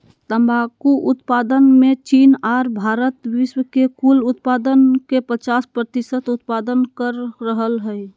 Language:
Magahi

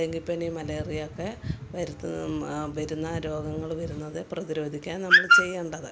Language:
Malayalam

